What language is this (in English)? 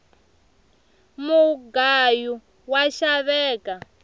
Tsonga